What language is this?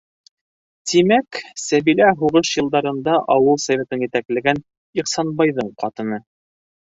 Bashkir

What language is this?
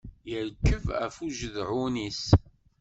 Kabyle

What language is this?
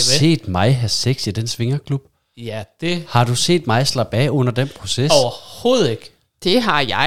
Danish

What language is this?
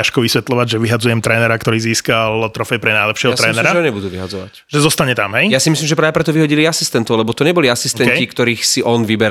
Slovak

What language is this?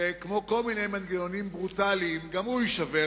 Hebrew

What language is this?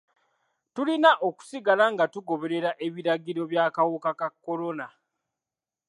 Ganda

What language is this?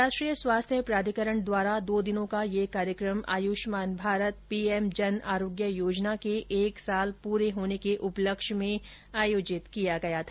Hindi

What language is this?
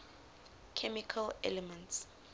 English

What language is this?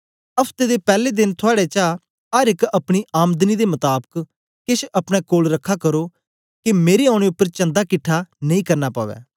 Dogri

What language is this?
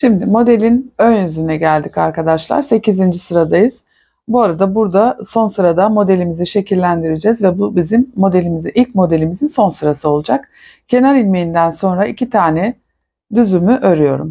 Turkish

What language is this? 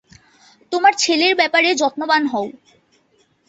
Bangla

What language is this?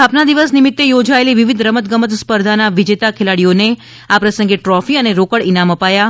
Gujarati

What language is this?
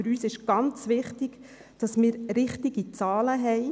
Swiss German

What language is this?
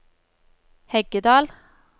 Norwegian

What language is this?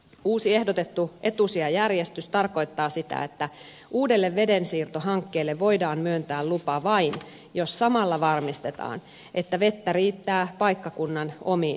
Finnish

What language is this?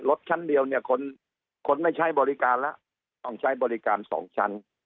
Thai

